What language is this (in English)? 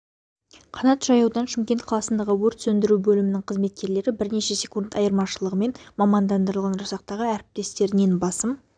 Kazakh